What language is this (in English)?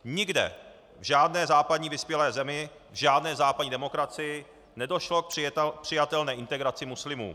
Czech